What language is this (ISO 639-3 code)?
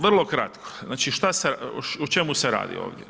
hrv